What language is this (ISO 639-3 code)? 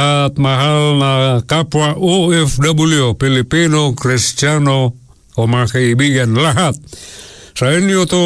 fil